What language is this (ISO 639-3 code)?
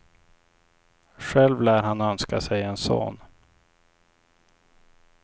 swe